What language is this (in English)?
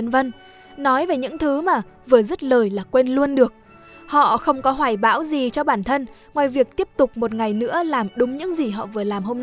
Vietnamese